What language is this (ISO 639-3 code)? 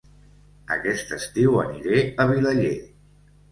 cat